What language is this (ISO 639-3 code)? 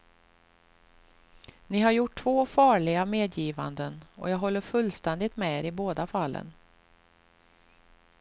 swe